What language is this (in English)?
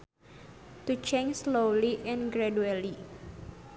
Sundanese